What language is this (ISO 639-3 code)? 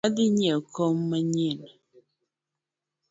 luo